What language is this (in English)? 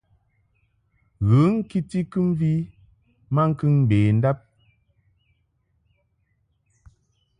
Mungaka